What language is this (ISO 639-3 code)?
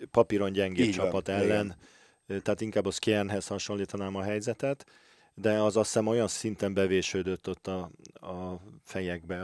hun